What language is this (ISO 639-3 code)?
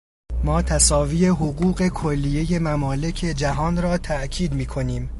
fas